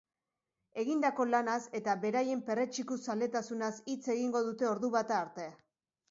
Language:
Basque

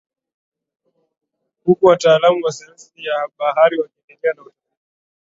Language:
Swahili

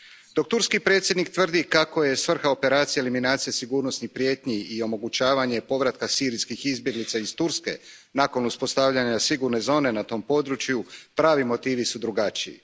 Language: Croatian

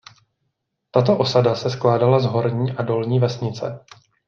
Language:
Czech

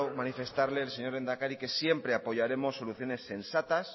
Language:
Spanish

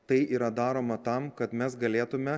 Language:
Lithuanian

